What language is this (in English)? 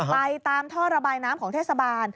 Thai